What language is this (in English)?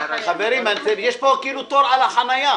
Hebrew